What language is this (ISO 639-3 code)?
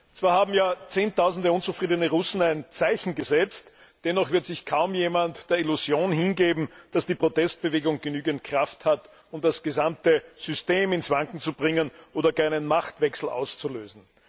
deu